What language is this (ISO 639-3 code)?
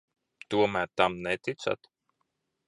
lav